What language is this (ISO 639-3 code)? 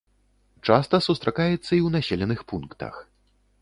bel